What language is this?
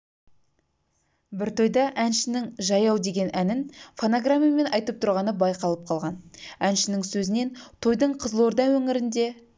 Kazakh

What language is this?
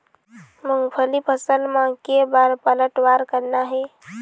Chhattisgarhi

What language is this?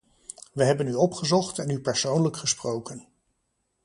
Dutch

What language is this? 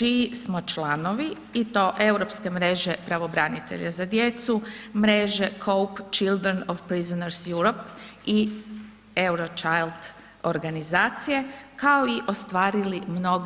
Croatian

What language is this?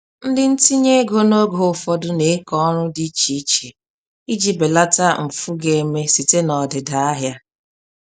Igbo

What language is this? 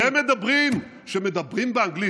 Hebrew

